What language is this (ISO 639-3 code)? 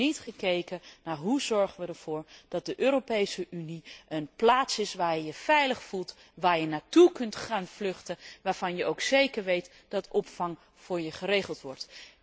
nld